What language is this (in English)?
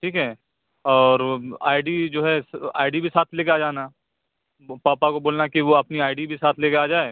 Urdu